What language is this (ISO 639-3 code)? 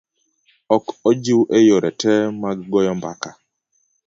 luo